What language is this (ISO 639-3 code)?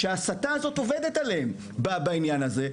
heb